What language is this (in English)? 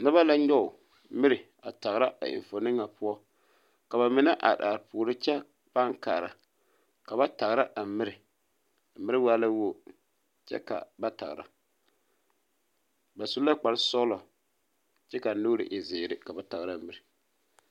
Southern Dagaare